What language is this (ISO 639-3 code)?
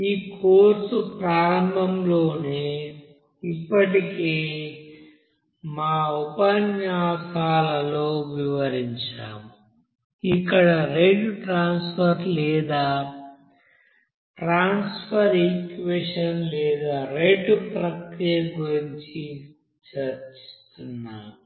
tel